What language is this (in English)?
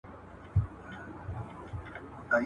Pashto